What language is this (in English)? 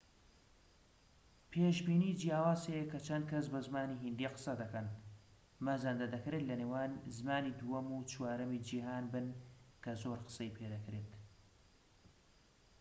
Central Kurdish